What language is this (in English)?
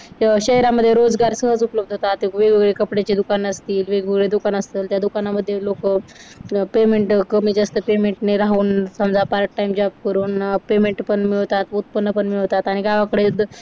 Marathi